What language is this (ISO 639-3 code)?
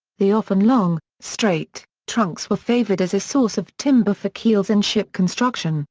eng